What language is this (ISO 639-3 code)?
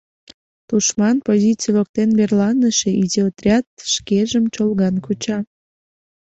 chm